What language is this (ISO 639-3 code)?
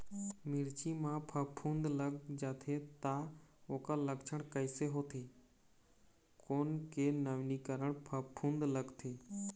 hne